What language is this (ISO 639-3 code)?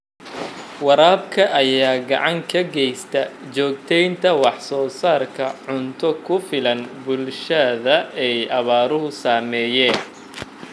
som